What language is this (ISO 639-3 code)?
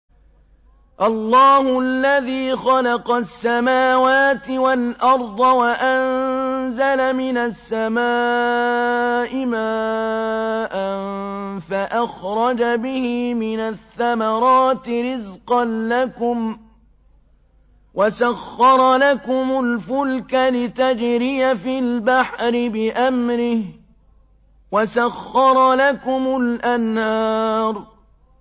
ara